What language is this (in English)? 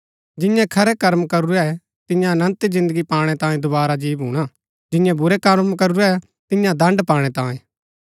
Gaddi